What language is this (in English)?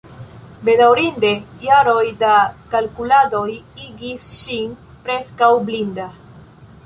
Esperanto